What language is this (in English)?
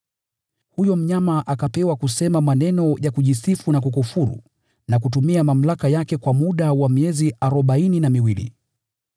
Swahili